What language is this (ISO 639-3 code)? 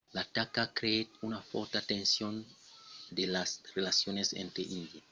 oci